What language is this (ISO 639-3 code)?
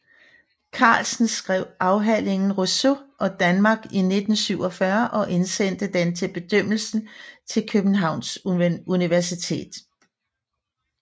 dan